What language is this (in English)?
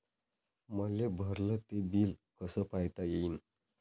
Marathi